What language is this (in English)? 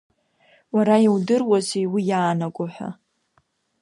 Abkhazian